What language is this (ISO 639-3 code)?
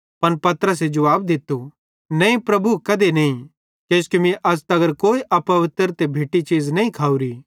bhd